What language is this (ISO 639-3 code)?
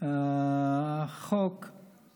heb